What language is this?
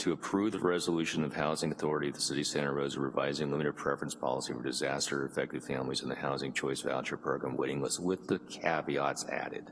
English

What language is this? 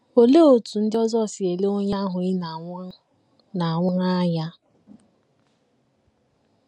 Igbo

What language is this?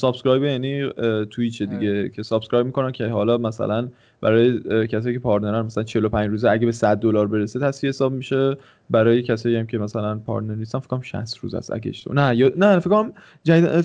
Persian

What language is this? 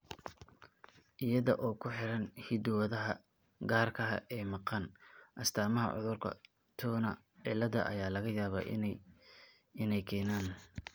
Somali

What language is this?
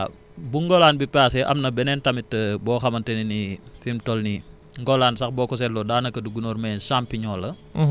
Wolof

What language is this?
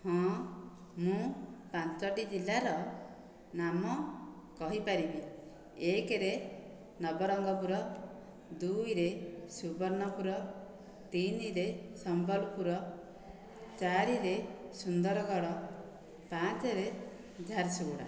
Odia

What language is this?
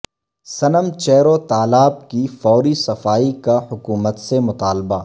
Urdu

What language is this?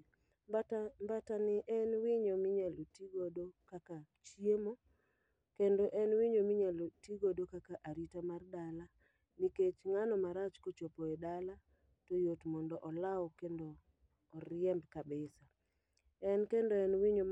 Luo (Kenya and Tanzania)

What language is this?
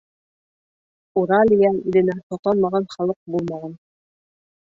Bashkir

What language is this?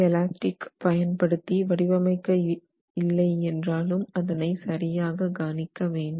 Tamil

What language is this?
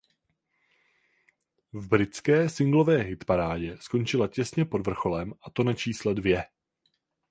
Czech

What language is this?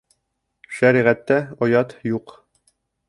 Bashkir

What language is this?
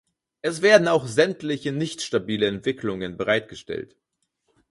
German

